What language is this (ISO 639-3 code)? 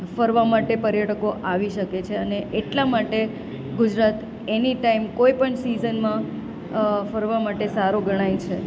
guj